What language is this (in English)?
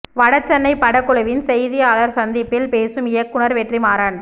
Tamil